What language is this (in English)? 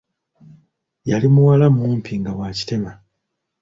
Ganda